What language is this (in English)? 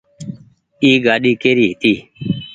Goaria